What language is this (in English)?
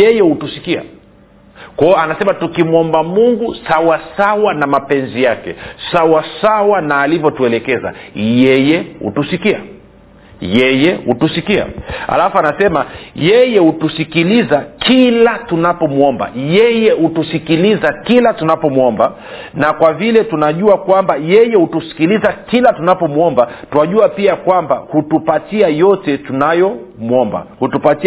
Swahili